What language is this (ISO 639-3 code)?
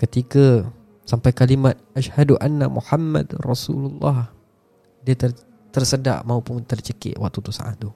msa